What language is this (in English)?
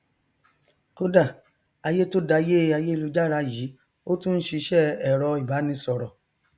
Yoruba